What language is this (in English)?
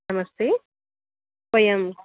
Sanskrit